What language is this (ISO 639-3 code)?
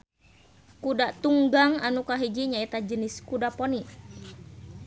sun